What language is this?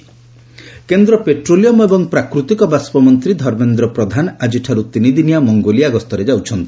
Odia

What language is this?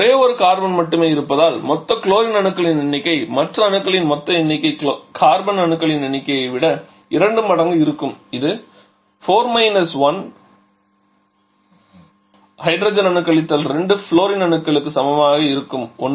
Tamil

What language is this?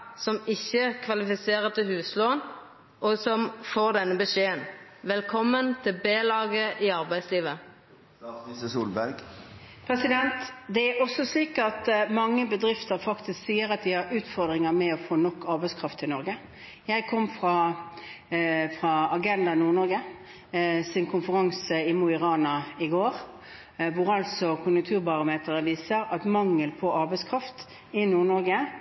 Norwegian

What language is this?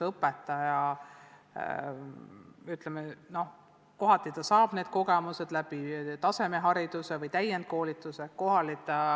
Estonian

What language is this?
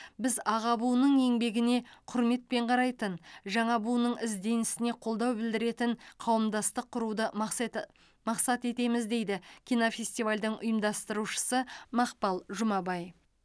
Kazakh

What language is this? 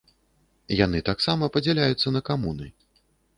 Belarusian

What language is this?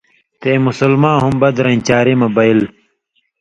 Indus Kohistani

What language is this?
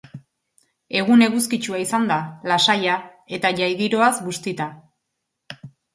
Basque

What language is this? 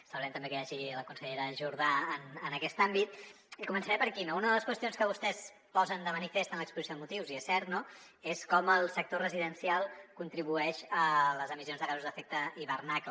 Catalan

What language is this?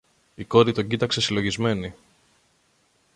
Greek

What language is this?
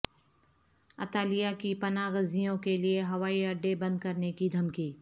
Urdu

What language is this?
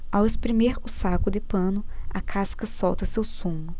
Portuguese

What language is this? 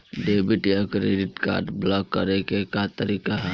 Bhojpuri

